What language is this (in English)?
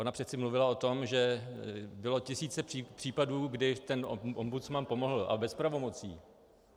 Czech